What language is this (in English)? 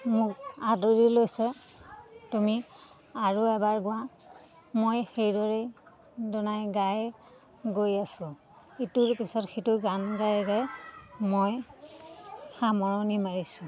Assamese